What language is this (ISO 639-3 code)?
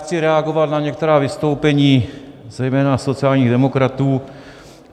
ces